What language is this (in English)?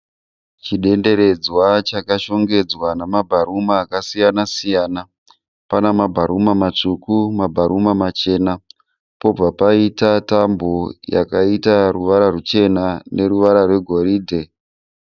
Shona